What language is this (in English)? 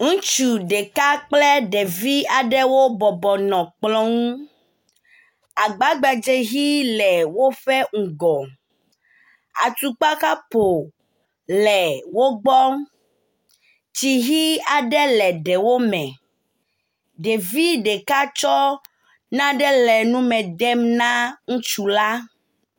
Ewe